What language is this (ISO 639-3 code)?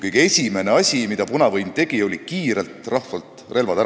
est